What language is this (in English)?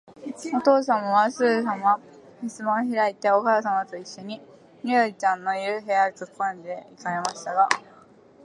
Japanese